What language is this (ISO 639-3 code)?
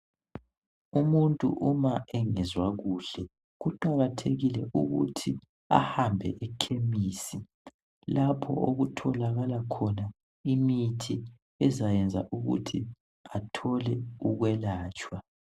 nde